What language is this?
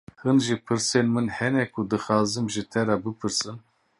Kurdish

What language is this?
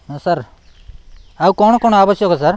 Odia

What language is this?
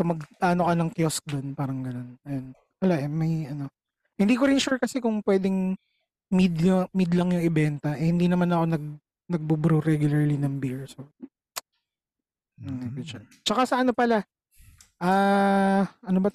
Filipino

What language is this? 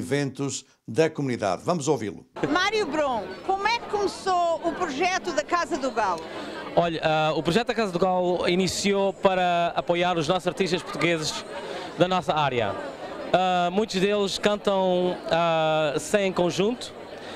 Portuguese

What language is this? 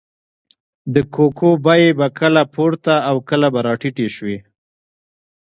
Pashto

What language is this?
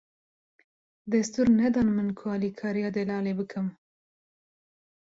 Kurdish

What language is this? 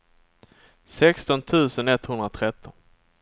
Swedish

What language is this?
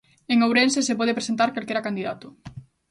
Galician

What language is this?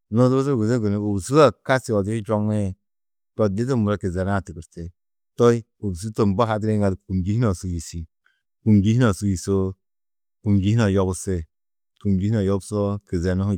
Tedaga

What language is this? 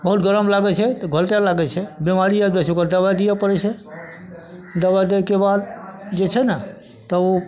Maithili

